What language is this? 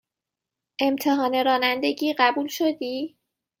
Persian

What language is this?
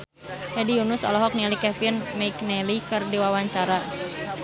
Sundanese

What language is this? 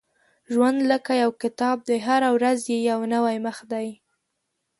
Pashto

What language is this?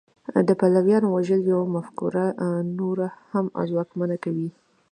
Pashto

